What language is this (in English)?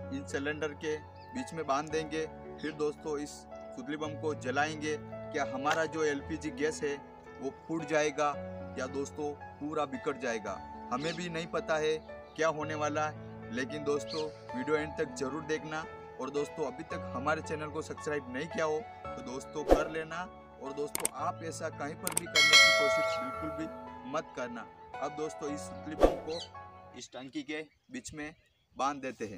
Hindi